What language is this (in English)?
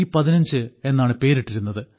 Malayalam